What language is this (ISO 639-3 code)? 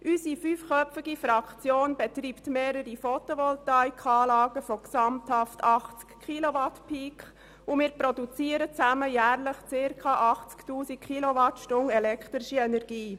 gsw